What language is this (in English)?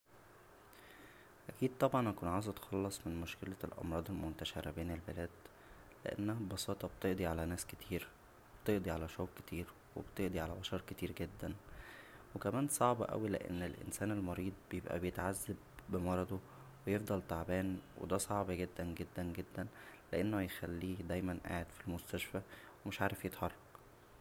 Egyptian Arabic